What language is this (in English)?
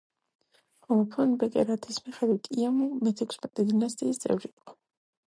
Georgian